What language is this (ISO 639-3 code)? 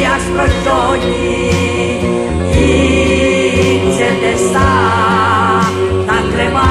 ell